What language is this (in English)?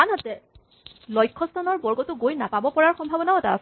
Assamese